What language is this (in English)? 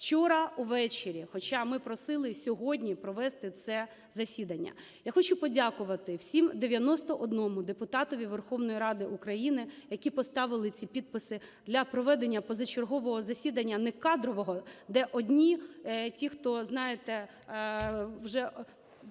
Ukrainian